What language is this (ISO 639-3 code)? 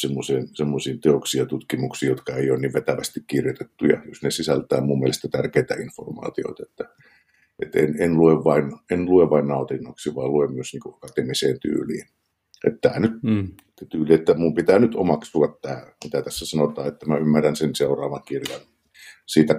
fin